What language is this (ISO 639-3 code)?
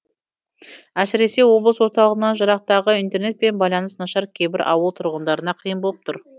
kaz